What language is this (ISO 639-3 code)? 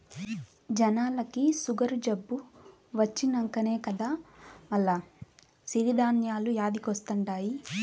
tel